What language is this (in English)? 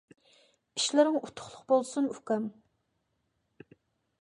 Uyghur